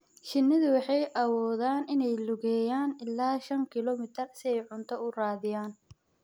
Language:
Somali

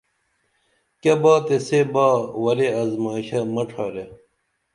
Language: Dameli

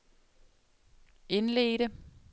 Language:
Danish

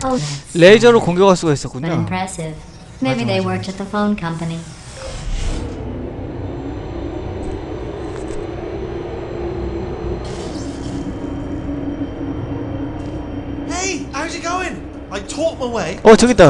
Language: Korean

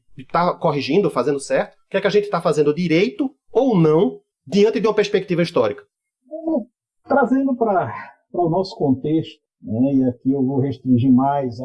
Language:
Portuguese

